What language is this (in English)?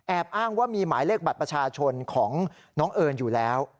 Thai